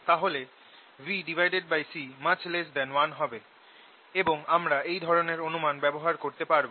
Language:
Bangla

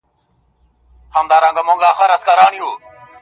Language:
Pashto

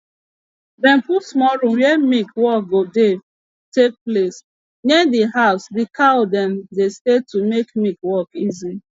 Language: Nigerian Pidgin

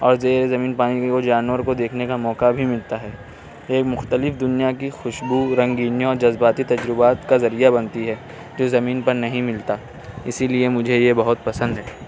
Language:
Urdu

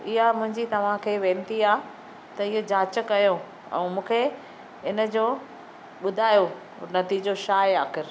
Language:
Sindhi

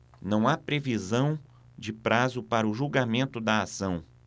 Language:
Portuguese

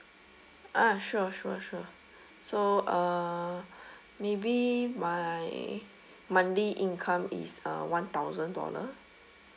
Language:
English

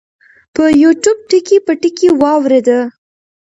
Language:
Pashto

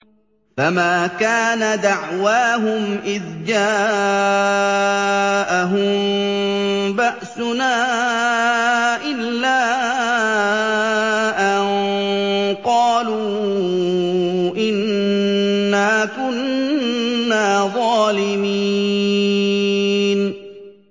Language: Arabic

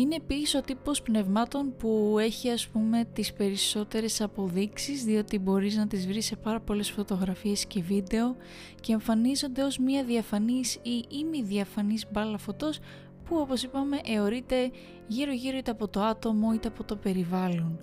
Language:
Greek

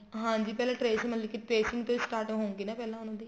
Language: Punjabi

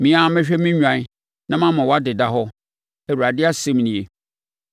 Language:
Akan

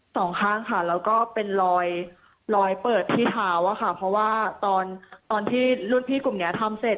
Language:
Thai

